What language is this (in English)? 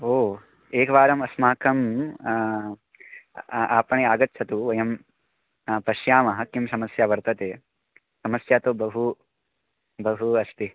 Sanskrit